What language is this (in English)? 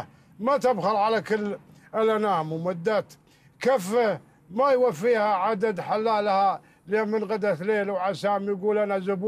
Arabic